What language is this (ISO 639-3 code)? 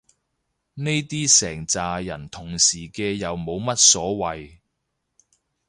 yue